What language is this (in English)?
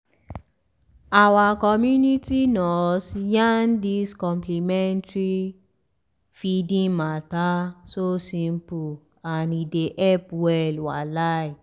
Nigerian Pidgin